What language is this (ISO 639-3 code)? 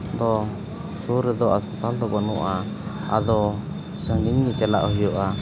sat